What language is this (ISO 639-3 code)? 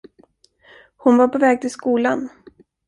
swe